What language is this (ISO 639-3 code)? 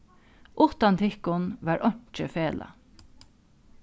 fao